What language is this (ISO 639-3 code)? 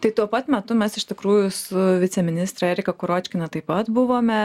lit